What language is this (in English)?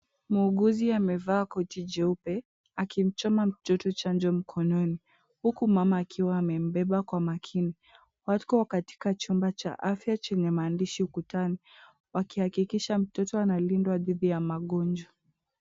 Swahili